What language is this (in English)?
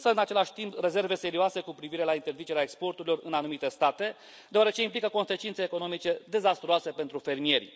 Romanian